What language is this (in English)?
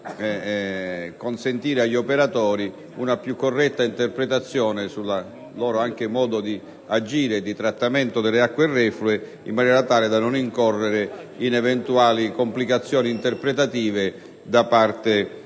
Italian